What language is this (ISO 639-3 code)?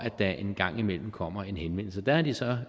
dan